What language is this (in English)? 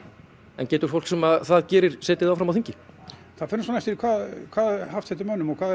Icelandic